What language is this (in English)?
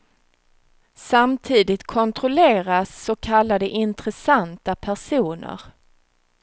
Swedish